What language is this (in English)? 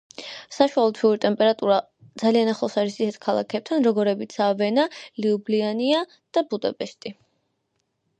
Georgian